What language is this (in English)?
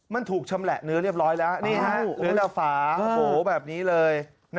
Thai